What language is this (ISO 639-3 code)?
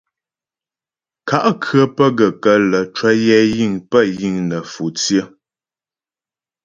bbj